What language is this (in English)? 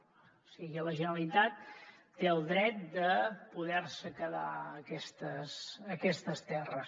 Catalan